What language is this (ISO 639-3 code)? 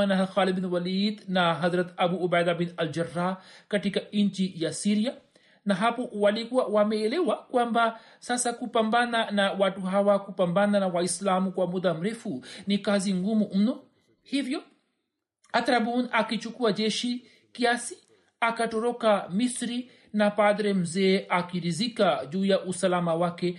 swa